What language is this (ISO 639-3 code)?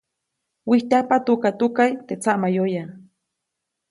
zoc